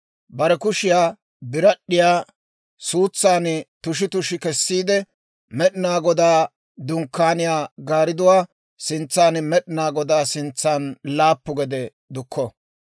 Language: Dawro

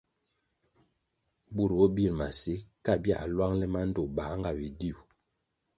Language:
Kwasio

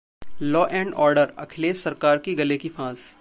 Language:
Hindi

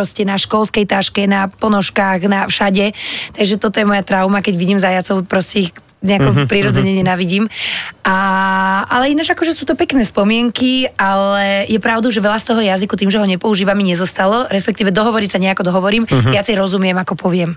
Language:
Slovak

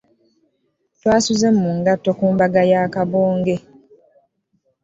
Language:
Ganda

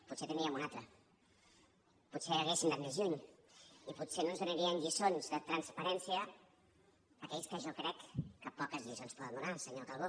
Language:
Catalan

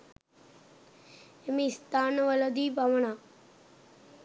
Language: Sinhala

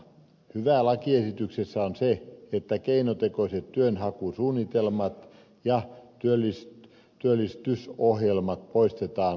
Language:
Finnish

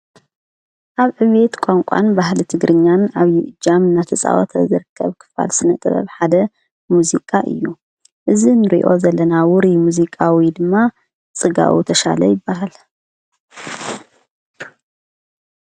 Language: Tigrinya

